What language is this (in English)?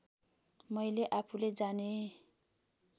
Nepali